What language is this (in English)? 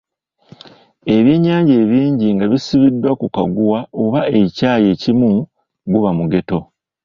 Ganda